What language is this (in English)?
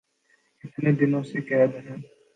Urdu